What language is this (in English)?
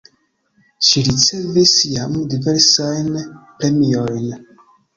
Esperanto